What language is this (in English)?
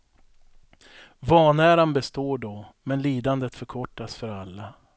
Swedish